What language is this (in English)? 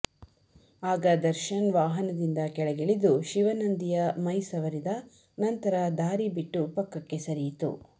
Kannada